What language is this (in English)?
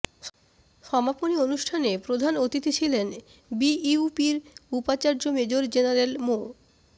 Bangla